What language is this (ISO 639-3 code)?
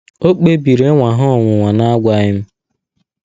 ibo